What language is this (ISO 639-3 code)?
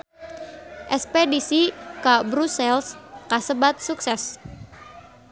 sun